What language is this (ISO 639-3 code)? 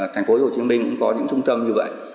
vie